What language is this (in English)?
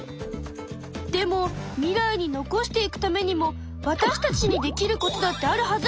Japanese